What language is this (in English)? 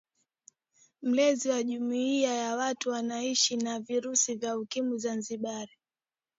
Swahili